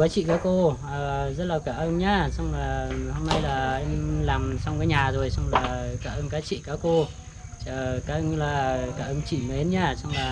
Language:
Vietnamese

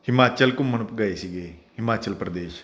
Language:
Punjabi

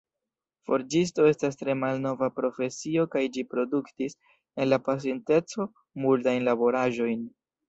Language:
Esperanto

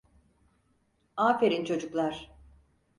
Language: Turkish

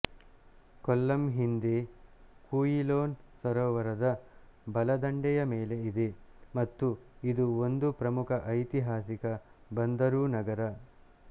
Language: Kannada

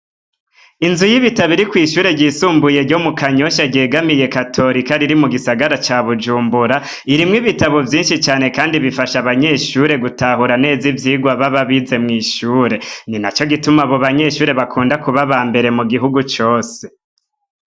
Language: Rundi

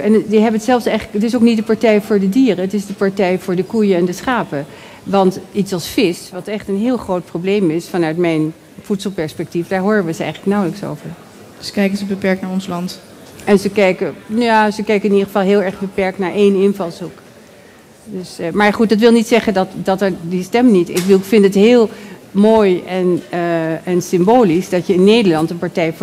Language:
Dutch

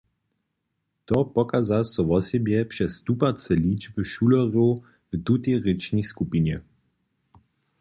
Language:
Upper Sorbian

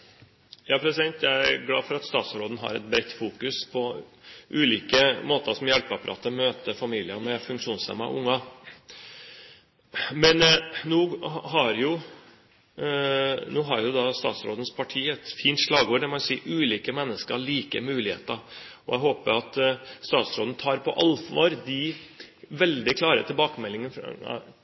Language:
Norwegian Bokmål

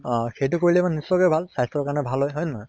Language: Assamese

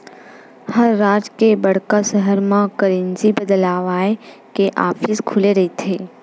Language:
Chhattisgarhi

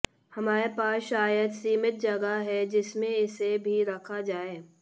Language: Hindi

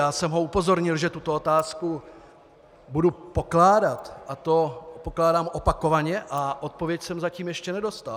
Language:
Czech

